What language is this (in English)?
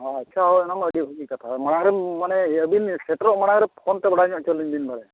Santali